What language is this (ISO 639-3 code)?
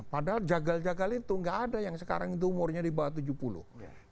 ind